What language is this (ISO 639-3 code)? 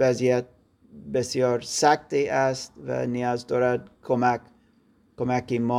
fas